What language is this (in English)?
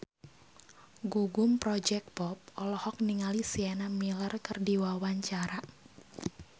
Sundanese